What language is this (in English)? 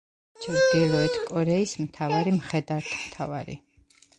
Georgian